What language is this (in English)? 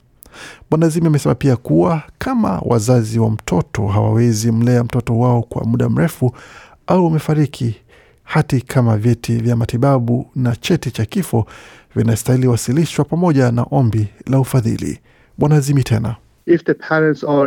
Swahili